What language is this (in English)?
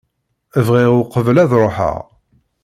Kabyle